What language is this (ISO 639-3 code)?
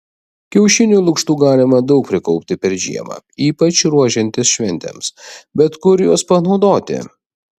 lit